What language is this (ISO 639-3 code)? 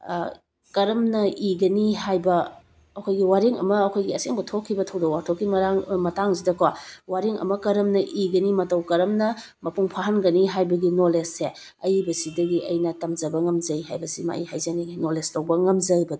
mni